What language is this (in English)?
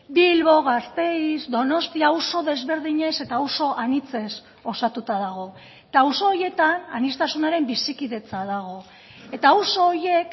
Basque